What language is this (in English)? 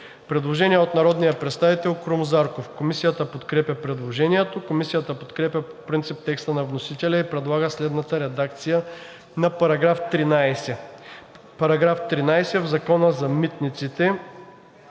Bulgarian